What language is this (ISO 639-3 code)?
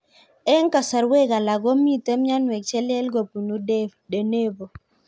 kln